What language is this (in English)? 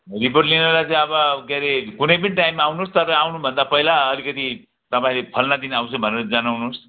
Nepali